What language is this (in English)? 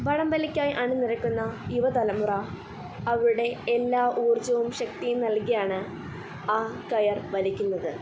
Malayalam